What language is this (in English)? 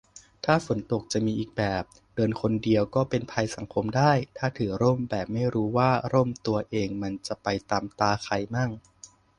Thai